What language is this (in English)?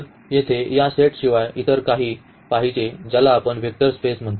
Marathi